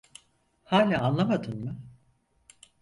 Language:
Turkish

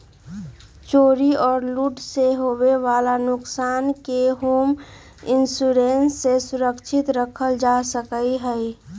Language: Magahi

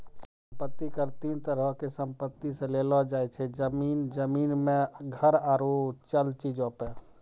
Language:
Maithili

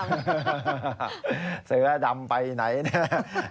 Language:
Thai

